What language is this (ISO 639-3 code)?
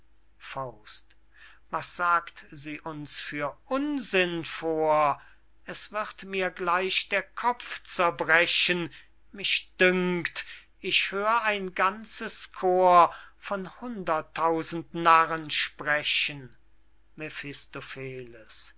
deu